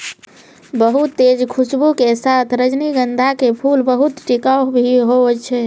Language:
Maithili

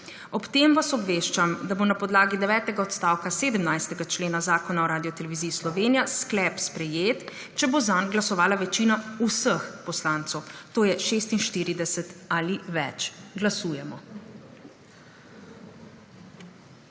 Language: Slovenian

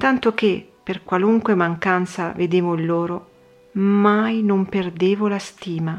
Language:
Italian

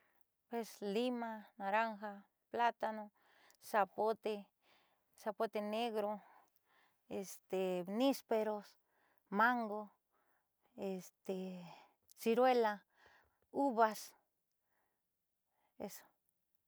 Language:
Southeastern Nochixtlán Mixtec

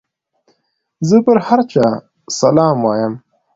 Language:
Pashto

